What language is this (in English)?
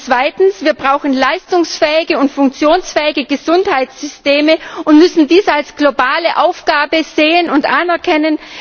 German